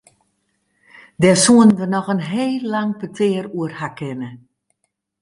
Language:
Western Frisian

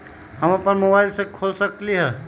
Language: Magahi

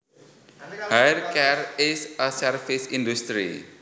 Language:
Javanese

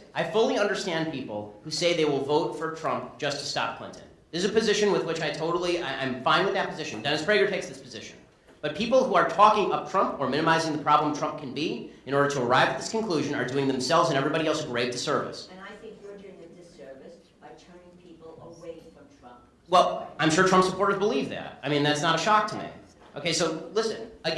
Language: English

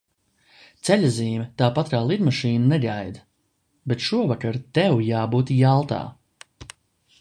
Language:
Latvian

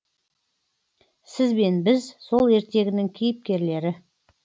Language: Kazakh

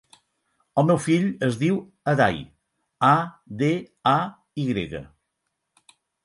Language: Catalan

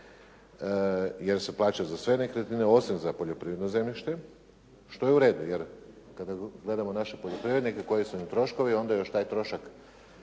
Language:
Croatian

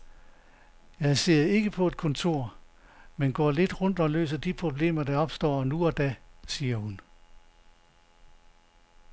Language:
Danish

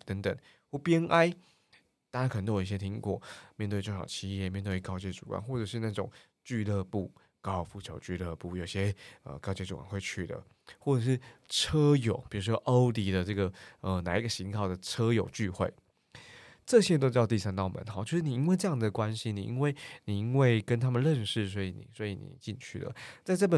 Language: Chinese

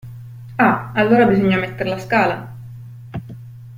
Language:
Italian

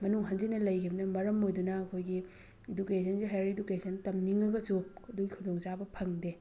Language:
Manipuri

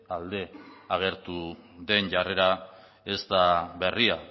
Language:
Basque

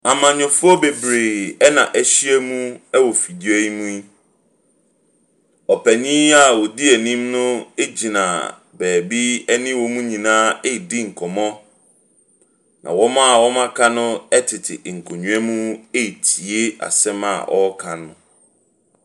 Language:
Akan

